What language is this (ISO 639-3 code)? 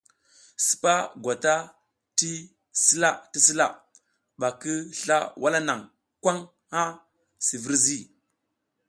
giz